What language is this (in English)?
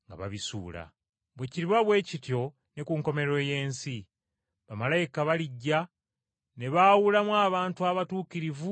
Ganda